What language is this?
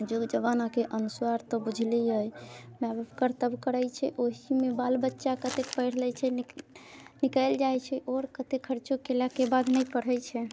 Maithili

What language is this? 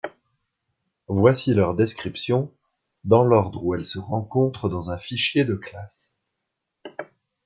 French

